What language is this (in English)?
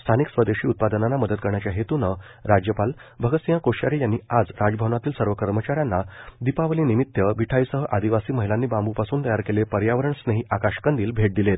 Marathi